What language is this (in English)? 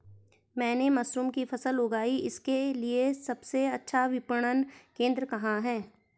Hindi